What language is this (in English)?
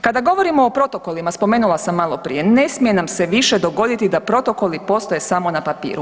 Croatian